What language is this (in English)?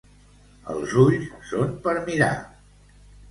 Catalan